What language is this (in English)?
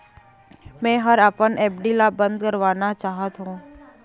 Chhattisgarhi